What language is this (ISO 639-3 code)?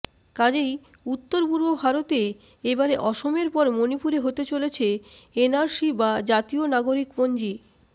ben